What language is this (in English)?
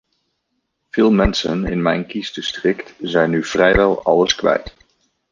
Dutch